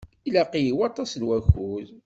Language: Kabyle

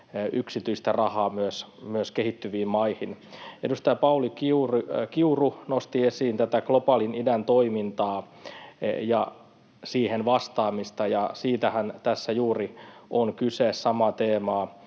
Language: Finnish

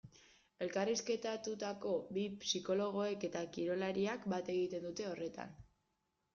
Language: Basque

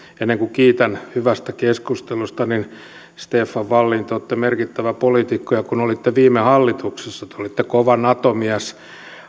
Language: Finnish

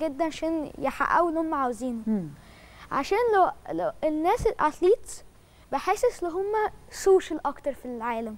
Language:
Arabic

